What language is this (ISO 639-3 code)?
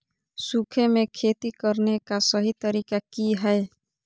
mag